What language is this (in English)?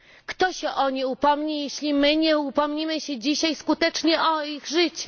Polish